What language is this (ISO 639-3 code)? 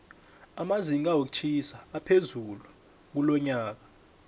nbl